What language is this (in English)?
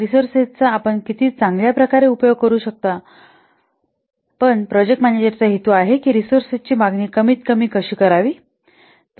Marathi